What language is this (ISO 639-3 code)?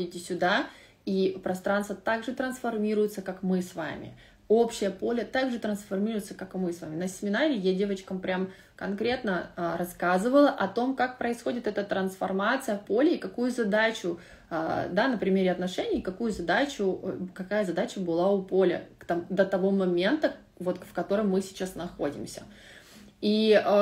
rus